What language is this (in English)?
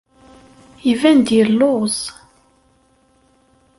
Kabyle